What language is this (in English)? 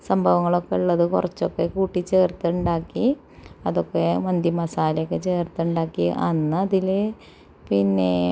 Malayalam